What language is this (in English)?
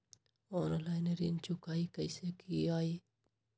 Magahi